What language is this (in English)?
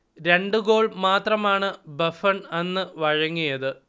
Malayalam